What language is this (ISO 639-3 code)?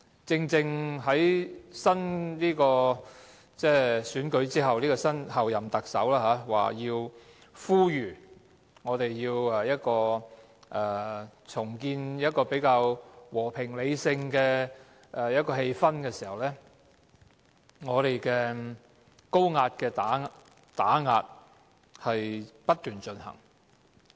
yue